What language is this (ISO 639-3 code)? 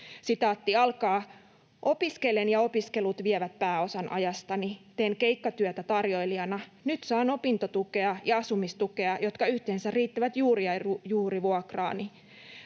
fin